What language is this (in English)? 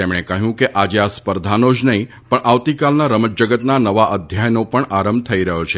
Gujarati